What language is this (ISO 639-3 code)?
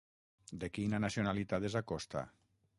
cat